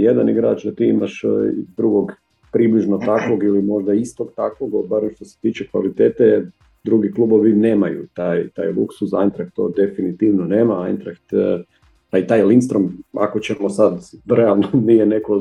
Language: Croatian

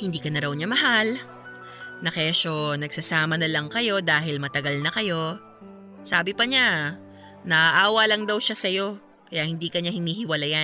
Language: Filipino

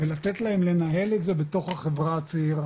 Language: Hebrew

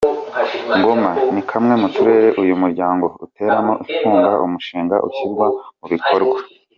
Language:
Kinyarwanda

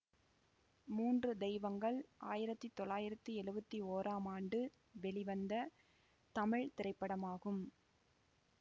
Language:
Tamil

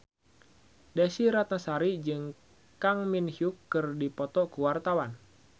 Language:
Sundanese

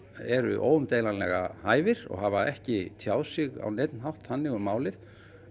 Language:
Icelandic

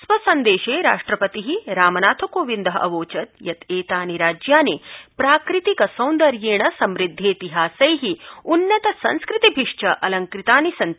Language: Sanskrit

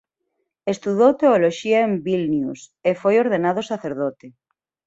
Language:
Galician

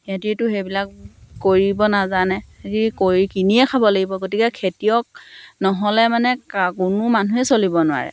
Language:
Assamese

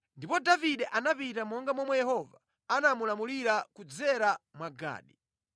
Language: Nyanja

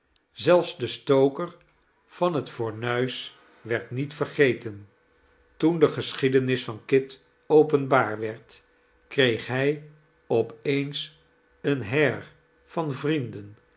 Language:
Dutch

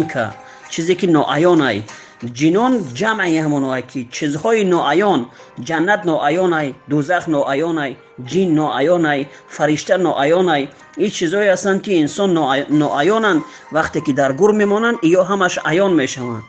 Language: Persian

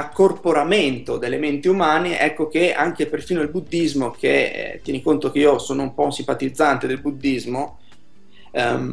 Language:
Italian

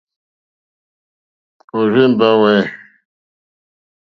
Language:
Mokpwe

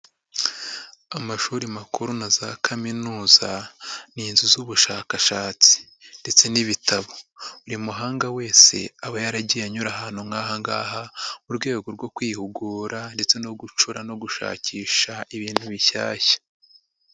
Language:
Kinyarwanda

